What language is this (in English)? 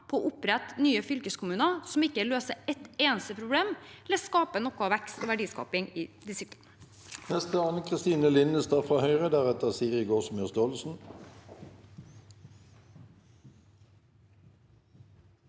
Norwegian